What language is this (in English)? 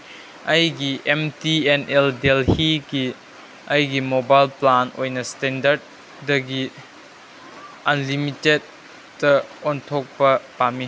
Manipuri